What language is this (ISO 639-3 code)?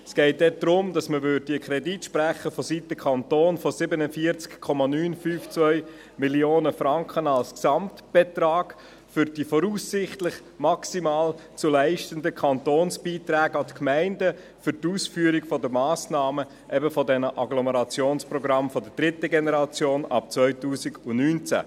gsw